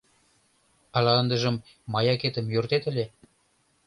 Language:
Mari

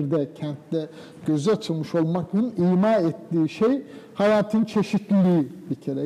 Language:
Turkish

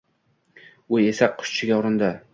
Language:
Uzbek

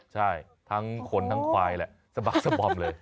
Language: Thai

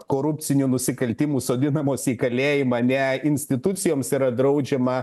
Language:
Lithuanian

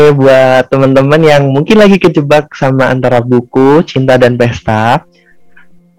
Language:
Indonesian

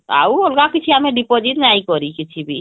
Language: Odia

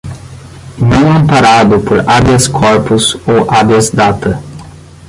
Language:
Portuguese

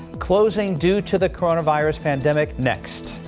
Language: English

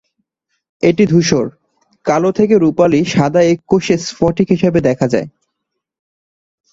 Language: Bangla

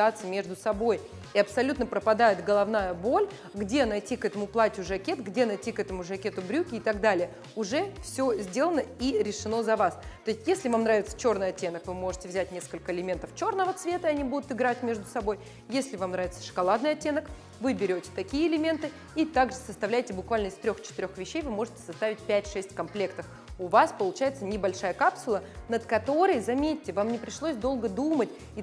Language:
Russian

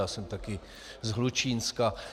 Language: Czech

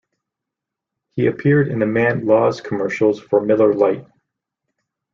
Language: English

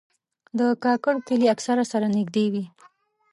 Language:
Pashto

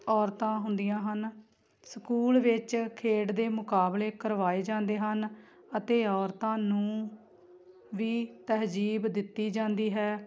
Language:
Punjabi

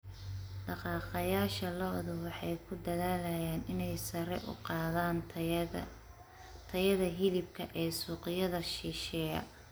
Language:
Somali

